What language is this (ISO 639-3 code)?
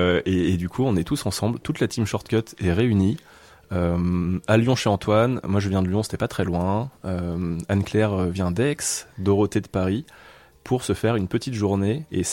fra